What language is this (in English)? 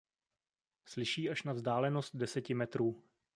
Czech